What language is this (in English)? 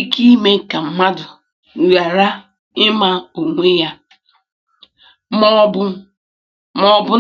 Igbo